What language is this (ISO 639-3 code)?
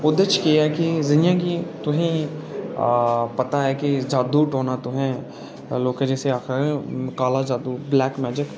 doi